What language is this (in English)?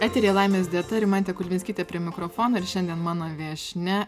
Lithuanian